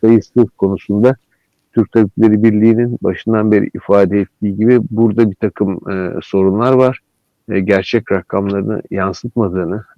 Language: Turkish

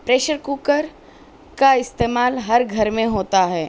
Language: Urdu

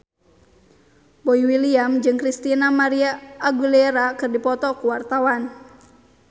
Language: Sundanese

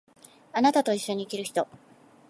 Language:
Japanese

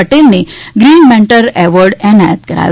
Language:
Gujarati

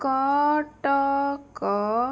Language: Odia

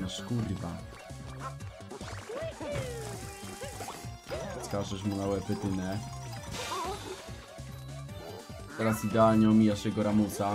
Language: Polish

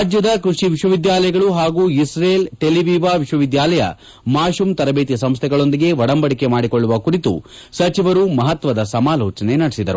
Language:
Kannada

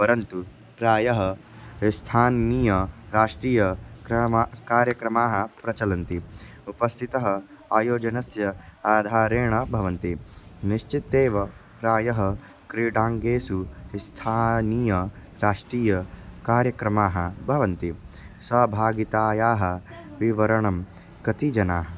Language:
Sanskrit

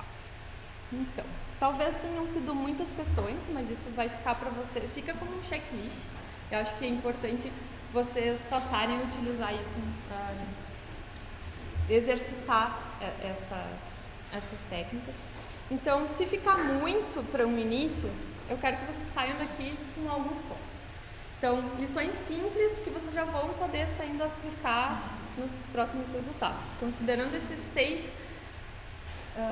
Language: Portuguese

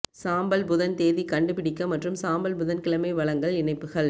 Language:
Tamil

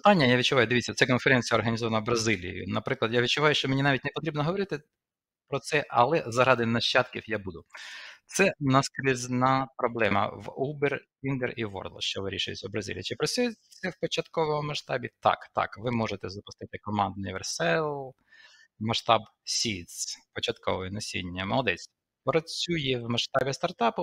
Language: Ukrainian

